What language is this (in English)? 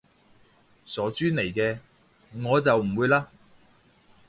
Cantonese